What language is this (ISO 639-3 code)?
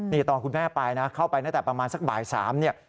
tha